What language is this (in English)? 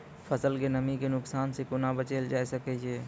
Maithili